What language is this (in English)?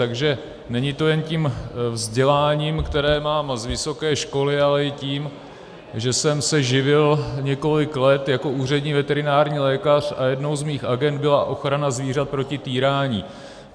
Czech